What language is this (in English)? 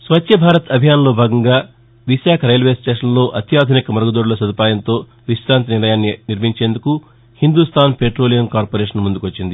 Telugu